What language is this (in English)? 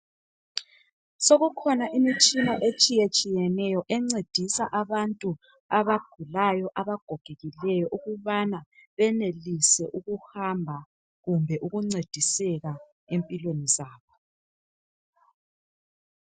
North Ndebele